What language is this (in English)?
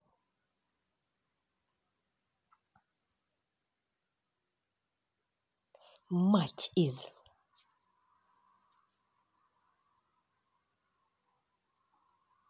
Russian